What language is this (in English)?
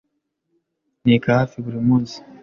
Kinyarwanda